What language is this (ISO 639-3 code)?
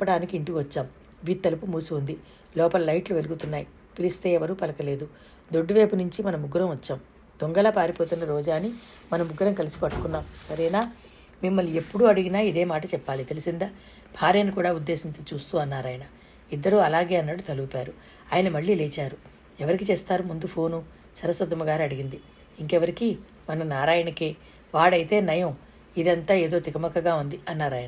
tel